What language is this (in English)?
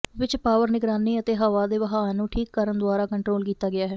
Punjabi